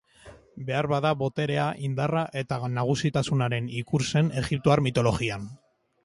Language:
Basque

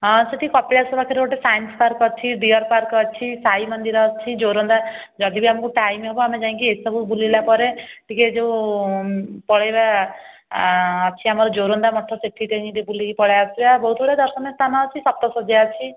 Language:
Odia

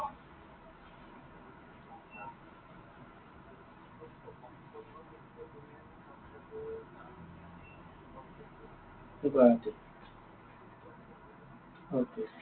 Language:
Assamese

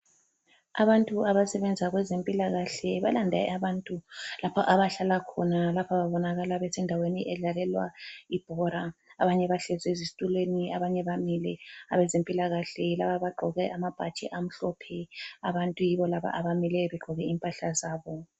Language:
North Ndebele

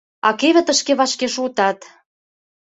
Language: Mari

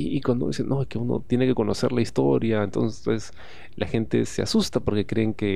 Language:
Spanish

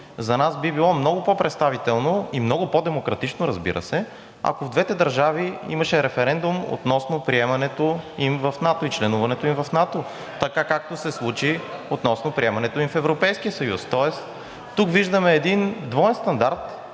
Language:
Bulgarian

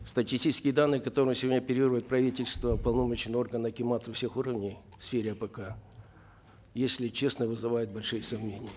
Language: Kazakh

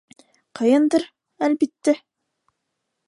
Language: Bashkir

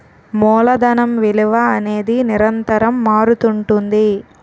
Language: Telugu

